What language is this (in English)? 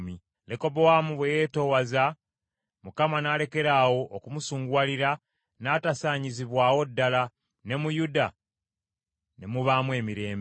Ganda